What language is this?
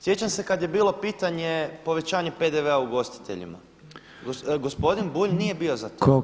Croatian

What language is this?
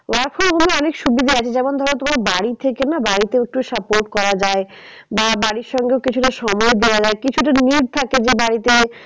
Bangla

